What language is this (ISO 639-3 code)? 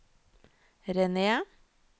nor